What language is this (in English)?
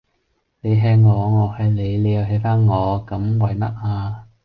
Cantonese